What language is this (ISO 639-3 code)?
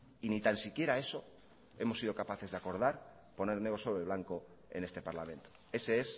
spa